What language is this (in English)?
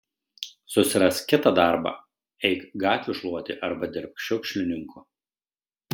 Lithuanian